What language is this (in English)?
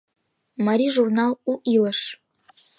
Mari